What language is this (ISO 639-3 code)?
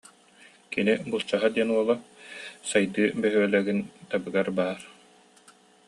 sah